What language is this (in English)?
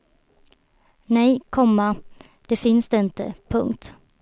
Swedish